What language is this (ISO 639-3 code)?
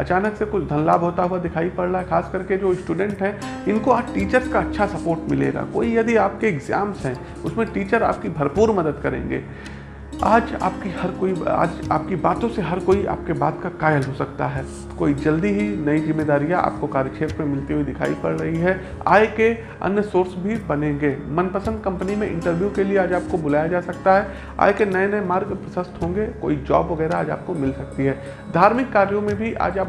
hin